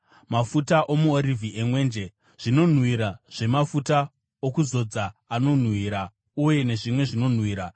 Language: Shona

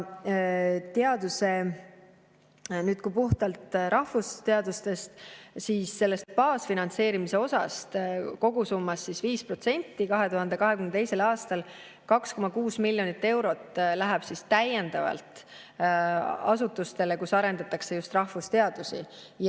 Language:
Estonian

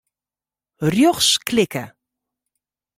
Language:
Western Frisian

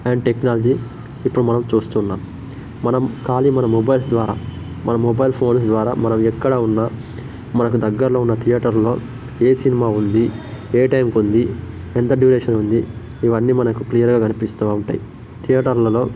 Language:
Telugu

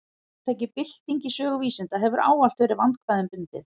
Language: Icelandic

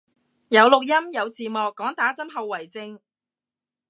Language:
Cantonese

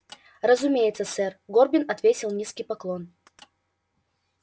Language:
Russian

